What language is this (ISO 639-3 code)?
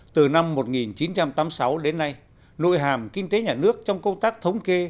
vie